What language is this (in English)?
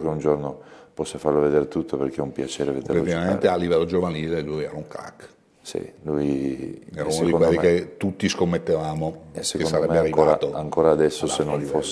Italian